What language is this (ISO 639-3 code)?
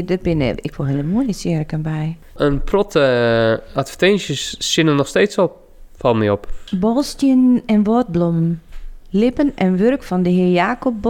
nld